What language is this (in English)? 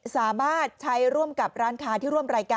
Thai